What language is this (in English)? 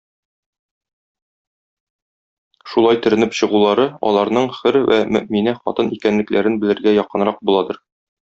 Tatar